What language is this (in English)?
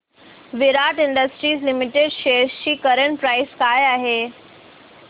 Marathi